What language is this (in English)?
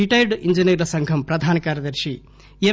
Telugu